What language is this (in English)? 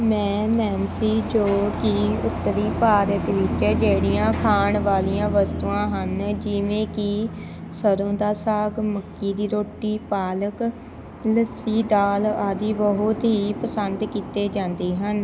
Punjabi